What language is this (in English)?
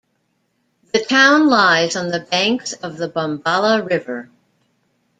English